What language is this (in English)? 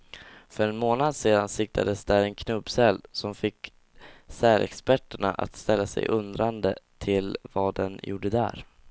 Swedish